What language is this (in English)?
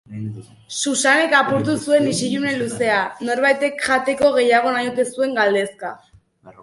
Basque